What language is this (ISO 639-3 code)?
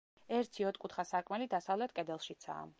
kat